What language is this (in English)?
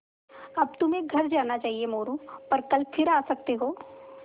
Hindi